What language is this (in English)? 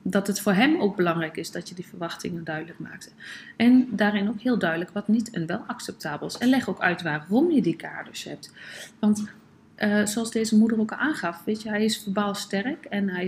Dutch